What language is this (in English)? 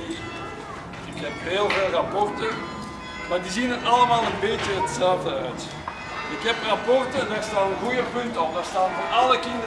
Dutch